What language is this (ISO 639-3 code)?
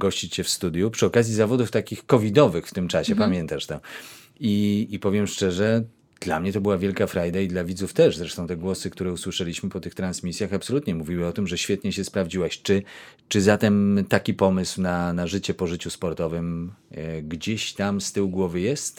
pol